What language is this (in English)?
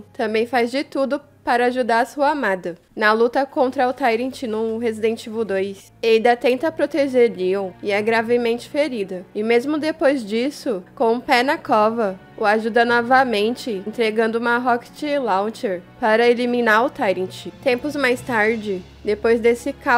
Portuguese